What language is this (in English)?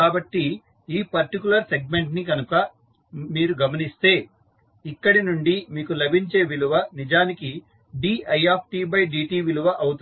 Telugu